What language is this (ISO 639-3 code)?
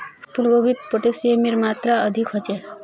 mag